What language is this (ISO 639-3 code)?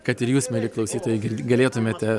lit